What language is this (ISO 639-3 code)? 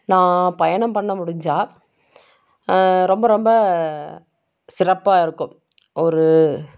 tam